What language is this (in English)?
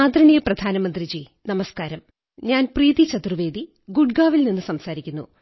Malayalam